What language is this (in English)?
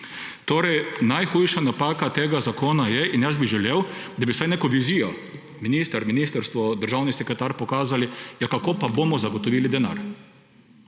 Slovenian